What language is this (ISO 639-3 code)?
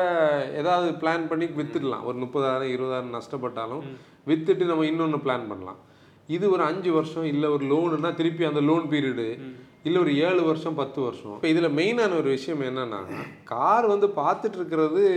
tam